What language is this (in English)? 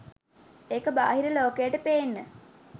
Sinhala